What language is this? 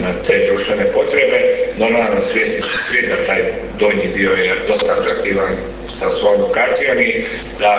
Croatian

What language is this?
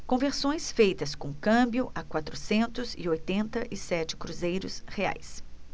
Portuguese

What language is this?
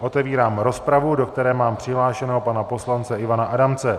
Czech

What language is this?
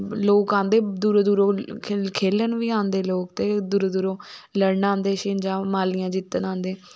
Dogri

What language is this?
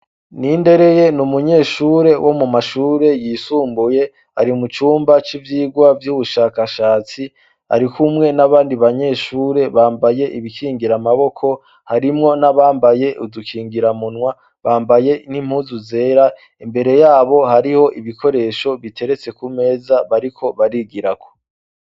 Rundi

